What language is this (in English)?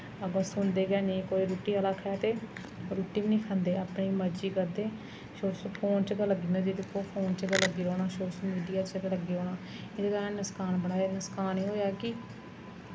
Dogri